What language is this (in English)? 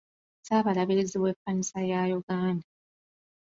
Ganda